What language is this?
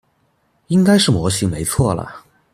Chinese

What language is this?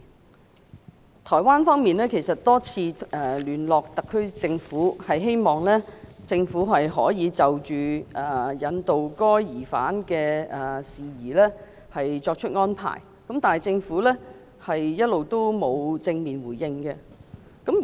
Cantonese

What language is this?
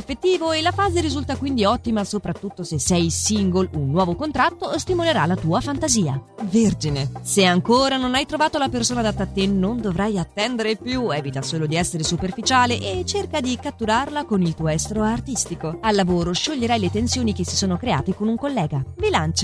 Italian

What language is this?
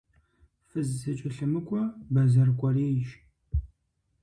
Kabardian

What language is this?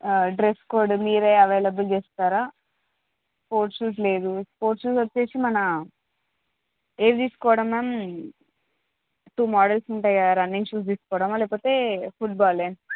Telugu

